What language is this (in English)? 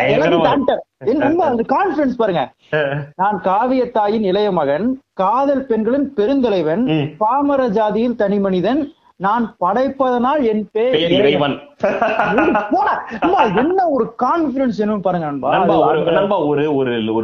Tamil